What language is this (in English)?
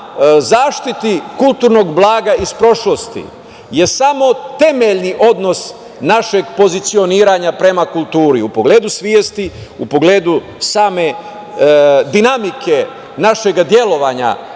Serbian